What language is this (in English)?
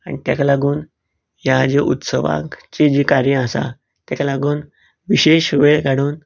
Konkani